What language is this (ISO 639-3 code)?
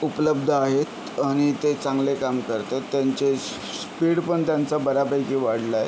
mar